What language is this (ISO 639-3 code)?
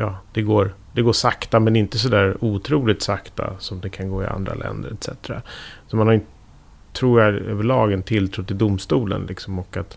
swe